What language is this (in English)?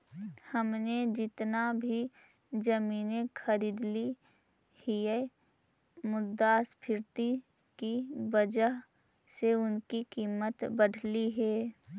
Magahi